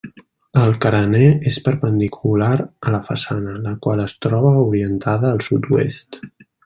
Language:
Catalan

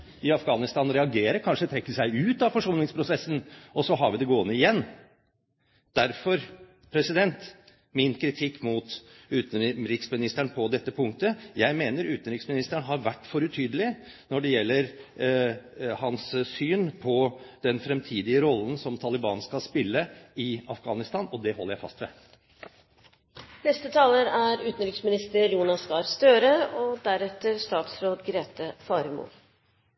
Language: Norwegian Bokmål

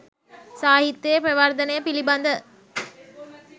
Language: Sinhala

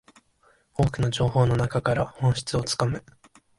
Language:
Japanese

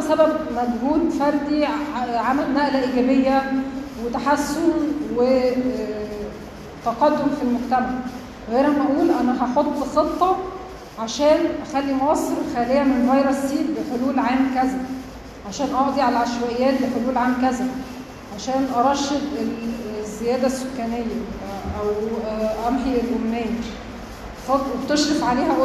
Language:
Arabic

